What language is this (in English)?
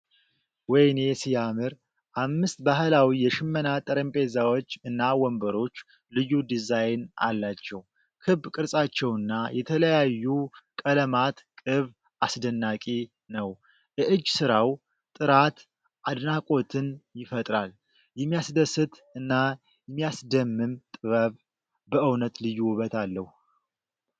Amharic